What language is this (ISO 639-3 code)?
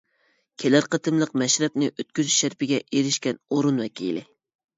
uig